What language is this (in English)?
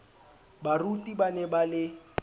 Southern Sotho